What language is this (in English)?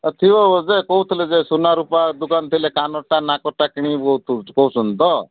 Odia